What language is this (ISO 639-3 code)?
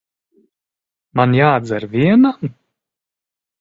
lav